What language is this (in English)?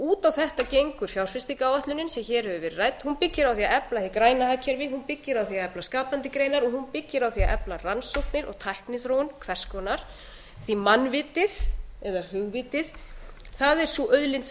Icelandic